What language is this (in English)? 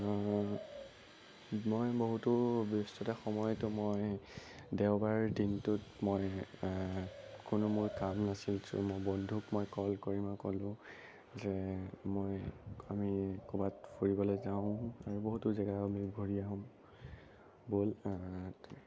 Assamese